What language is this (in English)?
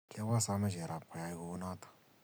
Kalenjin